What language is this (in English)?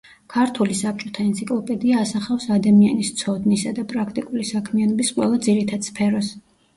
Georgian